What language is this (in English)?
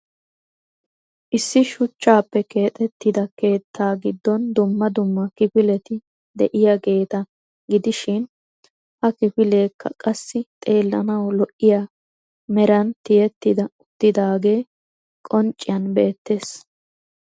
Wolaytta